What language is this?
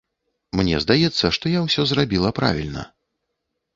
Belarusian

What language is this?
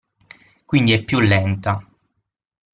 Italian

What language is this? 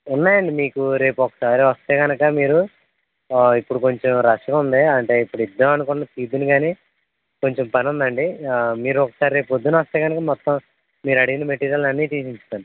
Telugu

